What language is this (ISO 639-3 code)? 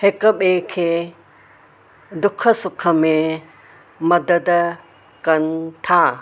snd